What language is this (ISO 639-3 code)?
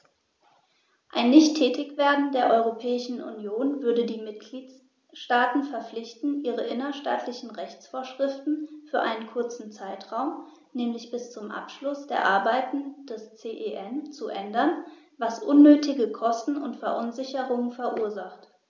deu